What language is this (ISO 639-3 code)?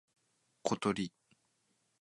jpn